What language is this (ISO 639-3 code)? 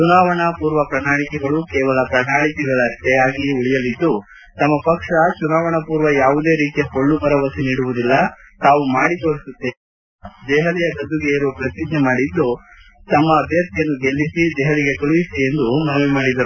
kan